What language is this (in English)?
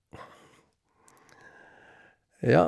Norwegian